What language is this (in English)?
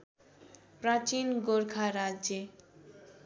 Nepali